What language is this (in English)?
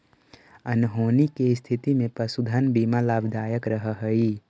Magahi